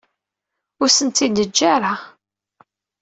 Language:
Kabyle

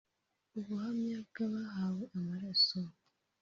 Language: Kinyarwanda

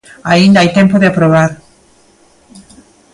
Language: Galician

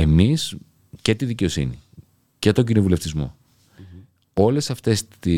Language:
Greek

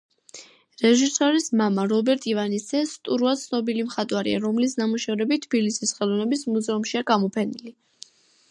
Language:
Georgian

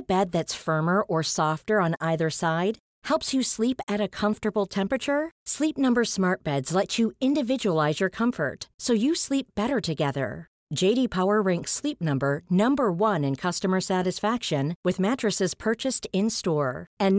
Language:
Swedish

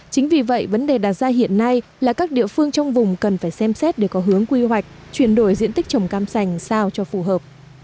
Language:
Vietnamese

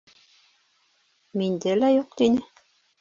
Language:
Bashkir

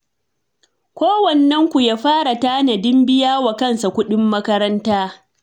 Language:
Hausa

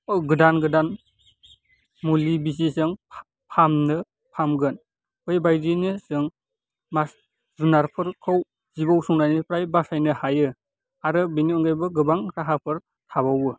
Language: Bodo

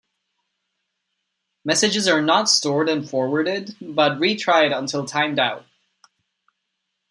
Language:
English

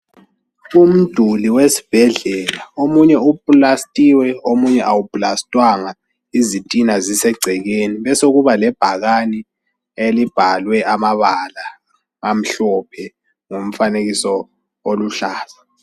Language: North Ndebele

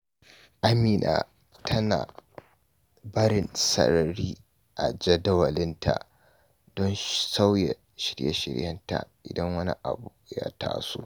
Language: Hausa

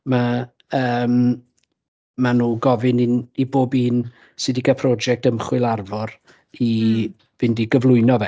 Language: Welsh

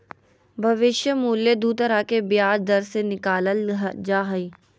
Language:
Magahi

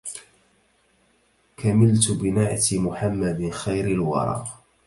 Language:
Arabic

